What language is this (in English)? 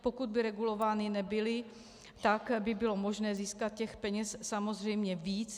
Czech